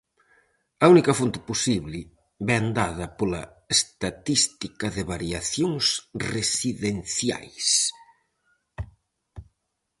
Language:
Galician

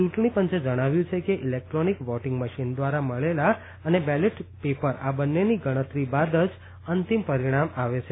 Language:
Gujarati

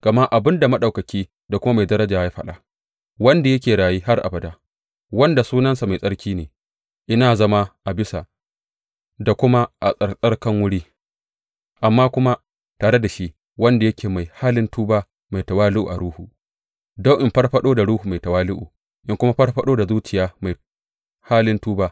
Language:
Hausa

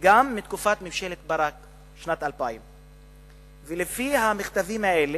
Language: Hebrew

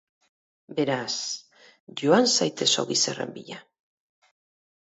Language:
Basque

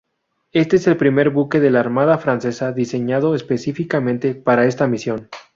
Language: Spanish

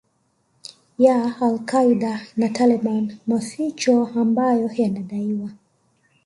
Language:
Swahili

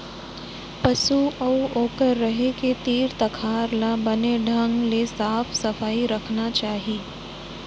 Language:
Chhattisgarhi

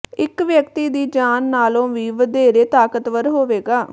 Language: Punjabi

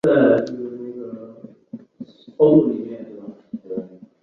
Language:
Chinese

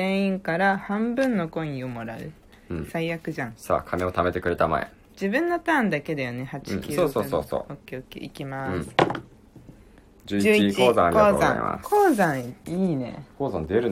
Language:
Japanese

